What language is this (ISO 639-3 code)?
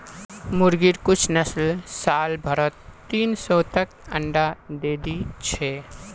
mag